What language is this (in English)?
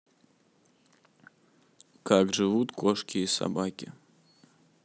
Russian